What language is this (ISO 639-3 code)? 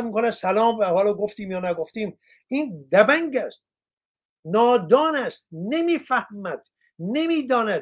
fas